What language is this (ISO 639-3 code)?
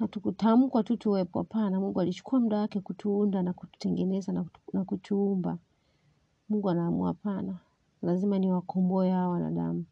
swa